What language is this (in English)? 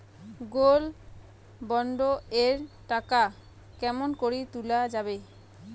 Bangla